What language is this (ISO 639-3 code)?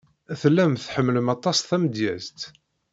kab